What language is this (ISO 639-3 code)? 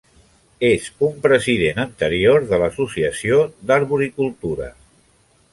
cat